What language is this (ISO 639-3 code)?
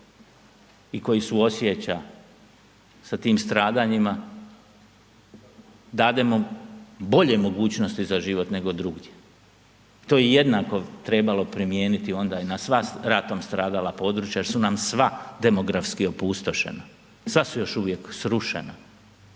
hrv